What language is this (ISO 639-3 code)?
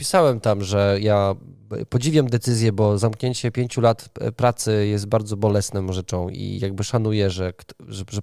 pol